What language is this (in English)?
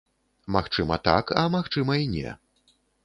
Belarusian